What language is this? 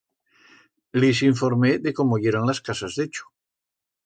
Aragonese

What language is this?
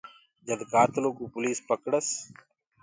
Gurgula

